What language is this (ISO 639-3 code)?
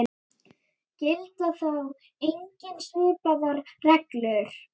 isl